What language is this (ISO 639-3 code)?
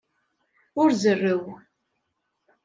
kab